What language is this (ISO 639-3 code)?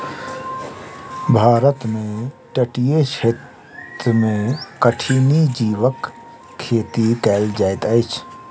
mai